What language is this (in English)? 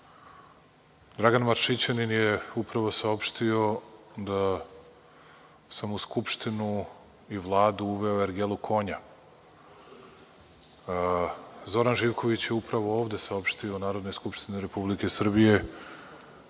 Serbian